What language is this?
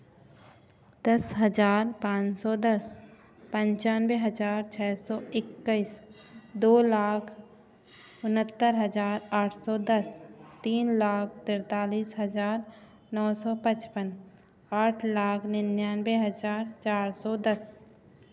Hindi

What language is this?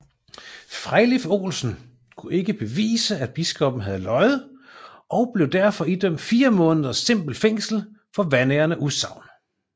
Danish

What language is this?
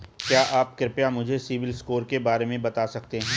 Hindi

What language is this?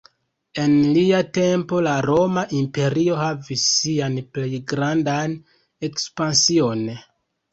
Esperanto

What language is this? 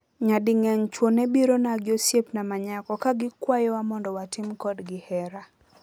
Luo (Kenya and Tanzania)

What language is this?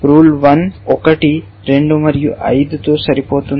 Telugu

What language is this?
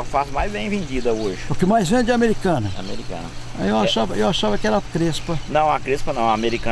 Portuguese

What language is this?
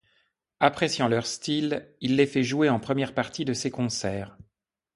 French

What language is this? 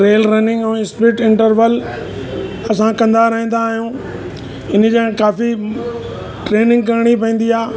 Sindhi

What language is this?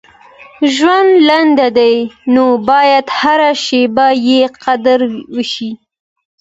Pashto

